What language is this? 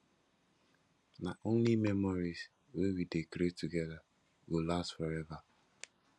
Nigerian Pidgin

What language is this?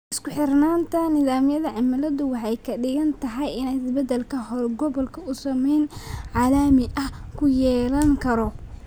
Somali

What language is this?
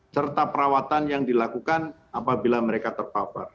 Indonesian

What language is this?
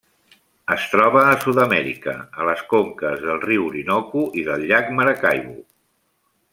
Catalan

